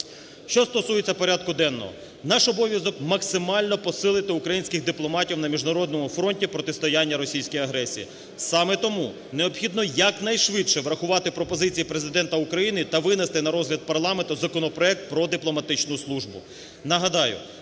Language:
Ukrainian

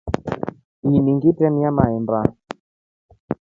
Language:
Rombo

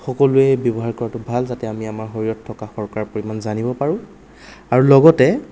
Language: Assamese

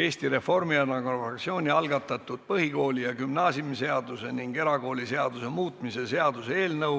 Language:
Estonian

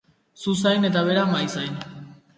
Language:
Basque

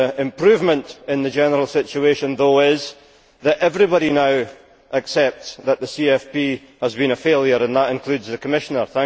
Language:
English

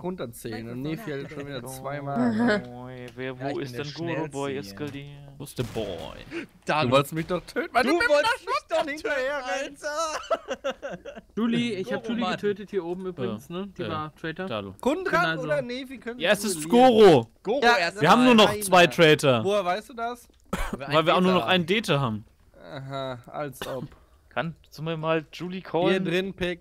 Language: German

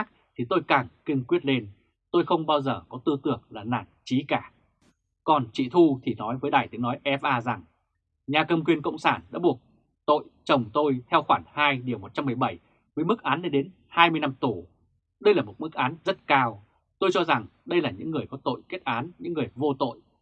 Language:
Vietnamese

